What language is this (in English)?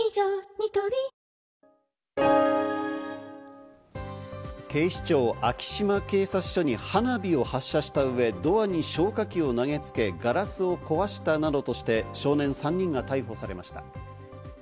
Japanese